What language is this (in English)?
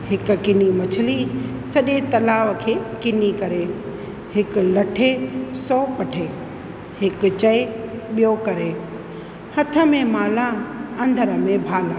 Sindhi